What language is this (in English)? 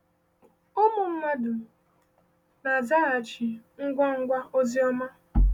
Igbo